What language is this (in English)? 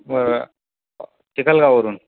Marathi